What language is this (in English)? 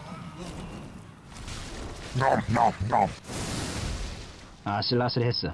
Korean